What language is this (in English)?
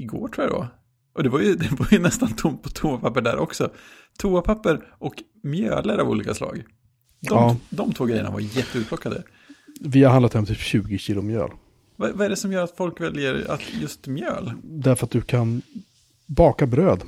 Swedish